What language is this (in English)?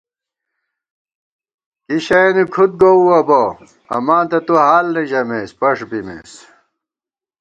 Gawar-Bati